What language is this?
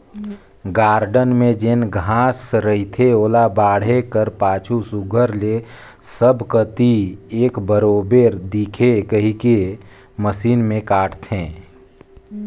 Chhattisgarhi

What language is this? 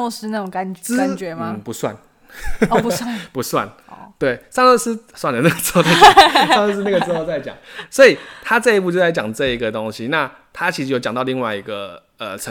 Chinese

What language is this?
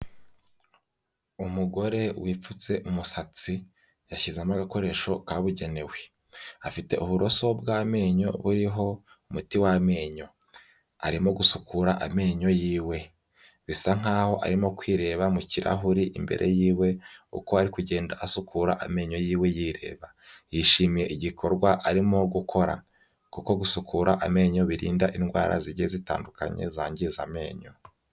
Kinyarwanda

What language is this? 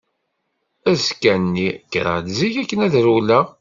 Kabyle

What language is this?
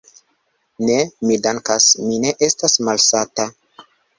Esperanto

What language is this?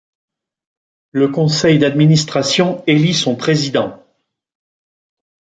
French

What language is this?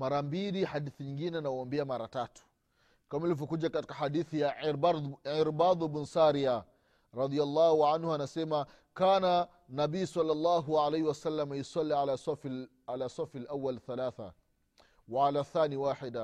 Swahili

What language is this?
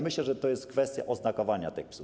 Polish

